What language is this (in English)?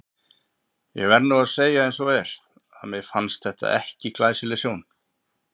Icelandic